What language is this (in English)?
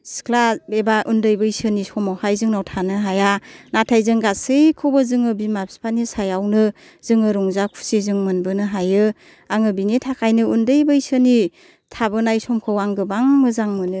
Bodo